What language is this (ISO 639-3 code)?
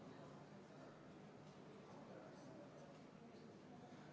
est